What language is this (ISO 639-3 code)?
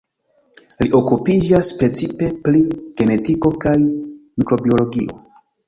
epo